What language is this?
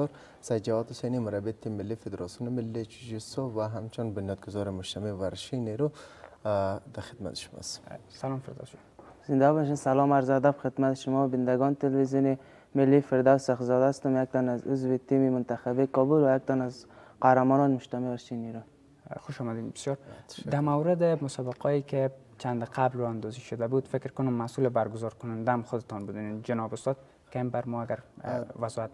Arabic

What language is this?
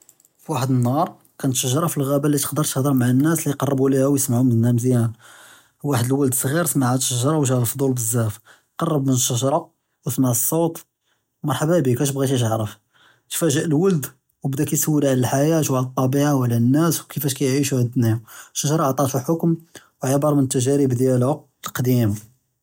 Judeo-Arabic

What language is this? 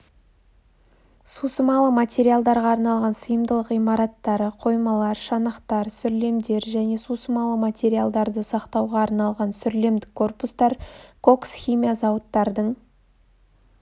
Kazakh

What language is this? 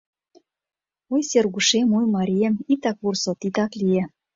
Mari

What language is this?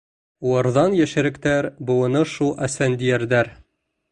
Bashkir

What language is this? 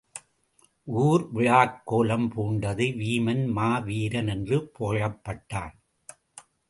Tamil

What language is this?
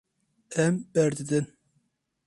Kurdish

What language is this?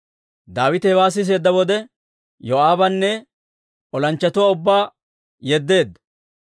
Dawro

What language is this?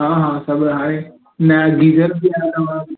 Sindhi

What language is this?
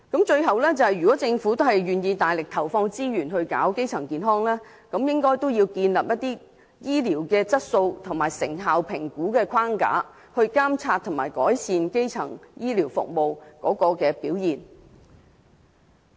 Cantonese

